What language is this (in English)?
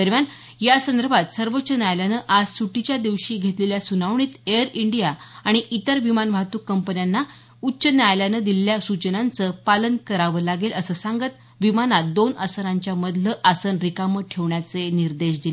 Marathi